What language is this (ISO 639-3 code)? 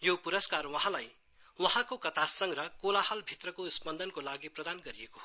nep